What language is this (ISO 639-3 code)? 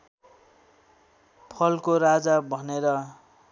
nep